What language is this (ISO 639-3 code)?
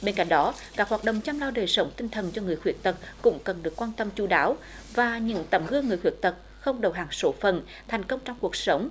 vie